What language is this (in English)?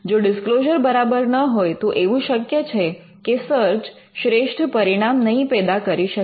Gujarati